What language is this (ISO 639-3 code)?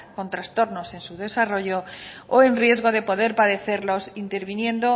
spa